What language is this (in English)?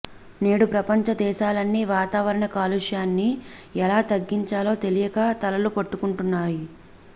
Telugu